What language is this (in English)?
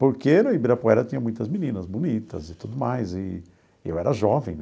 Portuguese